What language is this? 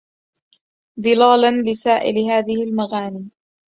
Arabic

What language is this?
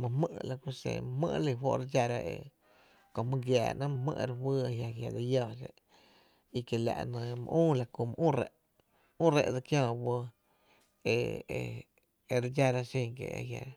Tepinapa Chinantec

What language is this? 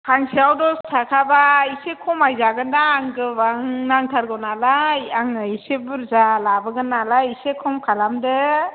Bodo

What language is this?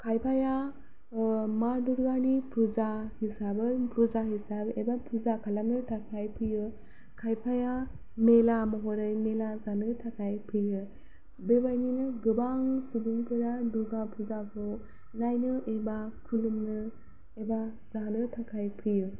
Bodo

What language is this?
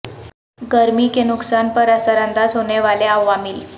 Urdu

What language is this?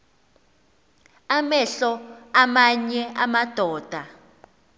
Xhosa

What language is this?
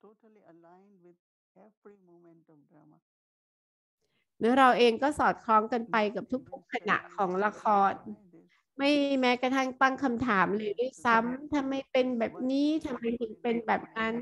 Thai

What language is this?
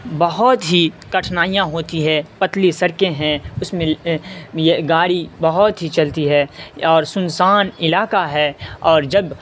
Urdu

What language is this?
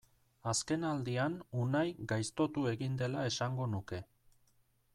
Basque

